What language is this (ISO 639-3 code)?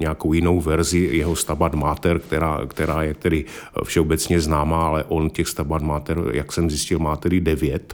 ces